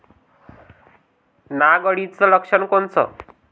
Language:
Marathi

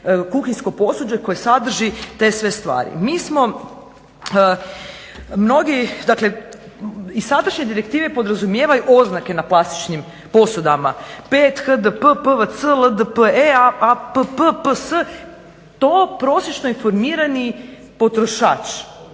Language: Croatian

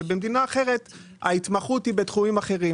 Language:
Hebrew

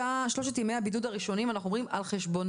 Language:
Hebrew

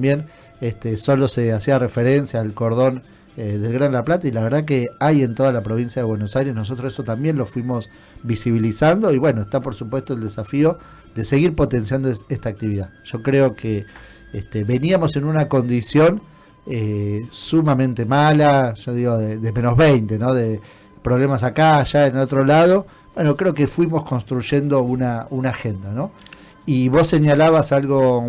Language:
Spanish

